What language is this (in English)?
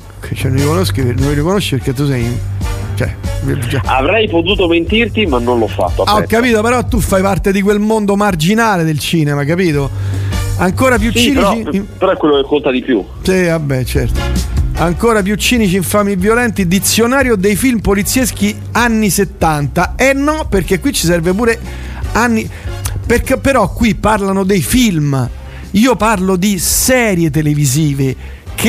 Italian